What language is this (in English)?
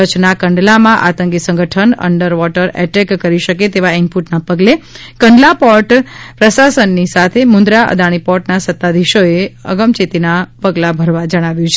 Gujarati